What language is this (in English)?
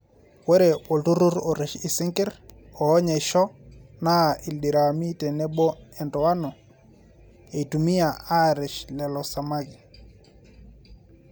Masai